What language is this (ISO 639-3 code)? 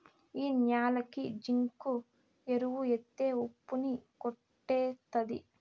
tel